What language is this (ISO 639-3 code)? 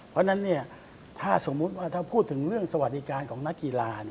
tha